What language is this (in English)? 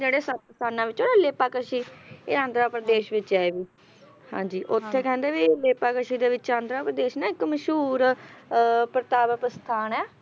Punjabi